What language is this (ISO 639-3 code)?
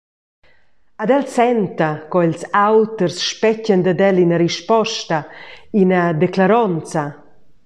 roh